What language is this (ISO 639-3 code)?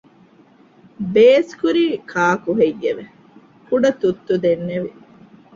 div